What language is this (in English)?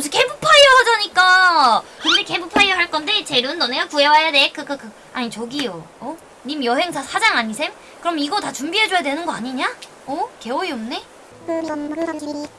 Korean